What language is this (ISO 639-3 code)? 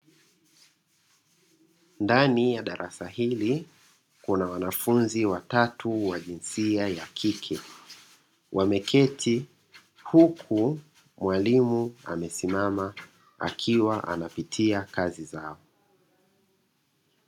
swa